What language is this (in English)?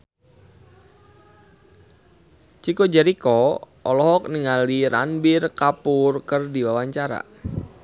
Sundanese